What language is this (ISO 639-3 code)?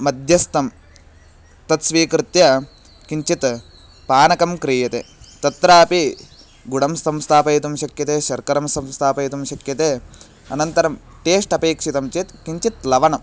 san